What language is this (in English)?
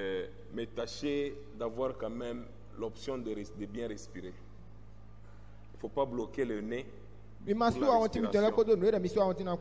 French